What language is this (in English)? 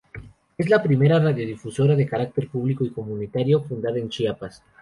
Spanish